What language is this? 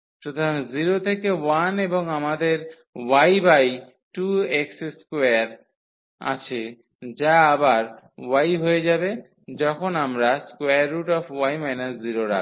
Bangla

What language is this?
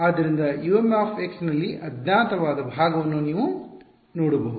Kannada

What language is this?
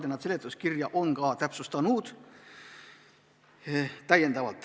Estonian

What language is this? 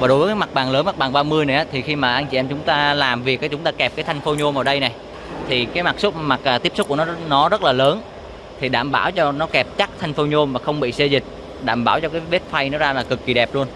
Vietnamese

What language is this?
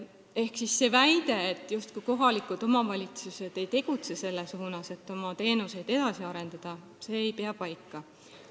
Estonian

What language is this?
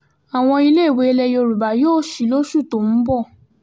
Yoruba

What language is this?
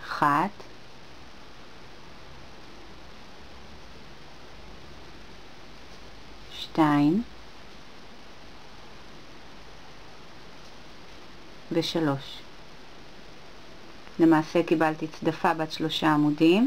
Hebrew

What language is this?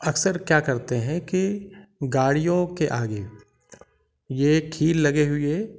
Hindi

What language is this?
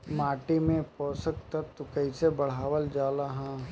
Bhojpuri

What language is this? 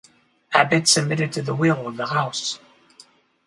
English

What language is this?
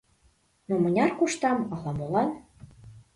Mari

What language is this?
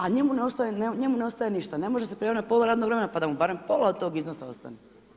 Croatian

